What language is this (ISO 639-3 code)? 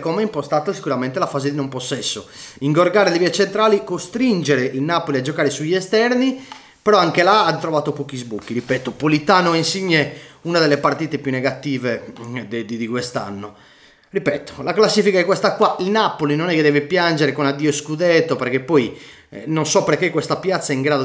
ita